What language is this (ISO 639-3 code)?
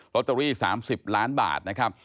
tha